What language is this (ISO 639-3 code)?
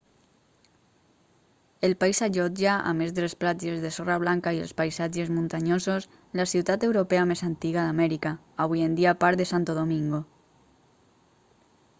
cat